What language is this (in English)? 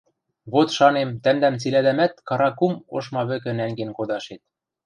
Western Mari